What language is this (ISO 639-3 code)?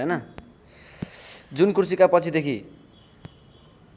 nep